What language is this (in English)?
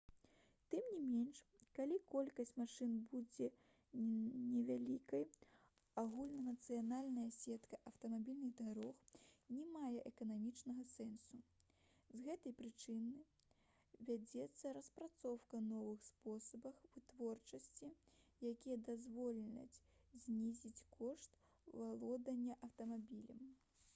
Belarusian